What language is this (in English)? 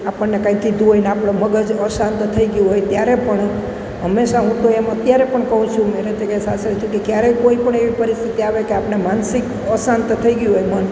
Gujarati